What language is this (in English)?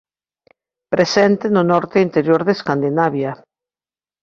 Galician